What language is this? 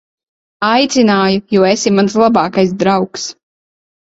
Latvian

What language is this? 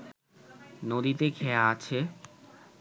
Bangla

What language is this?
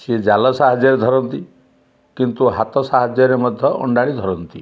Odia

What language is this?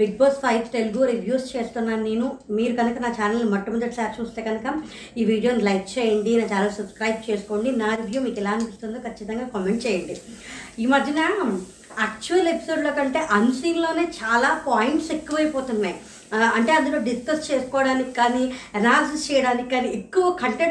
Telugu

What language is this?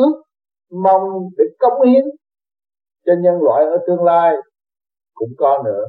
Vietnamese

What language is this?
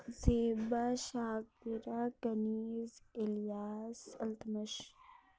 Urdu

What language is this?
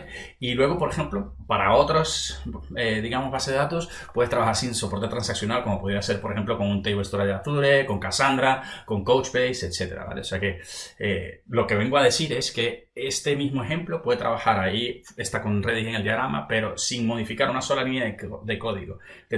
Spanish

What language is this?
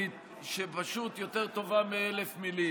Hebrew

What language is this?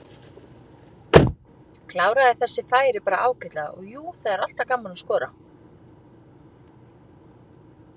Icelandic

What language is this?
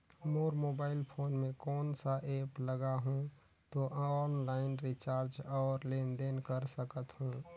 Chhattisgarhi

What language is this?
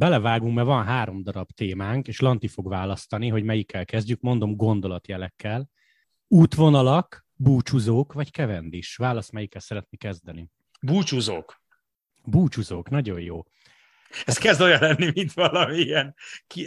Hungarian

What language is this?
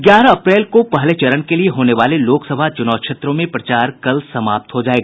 Hindi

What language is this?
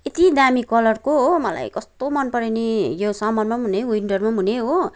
Nepali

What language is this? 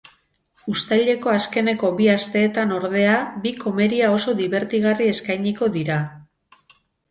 Basque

